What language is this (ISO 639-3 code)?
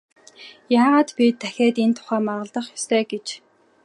mon